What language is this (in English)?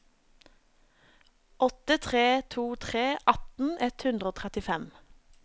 Norwegian